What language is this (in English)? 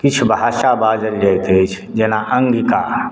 Maithili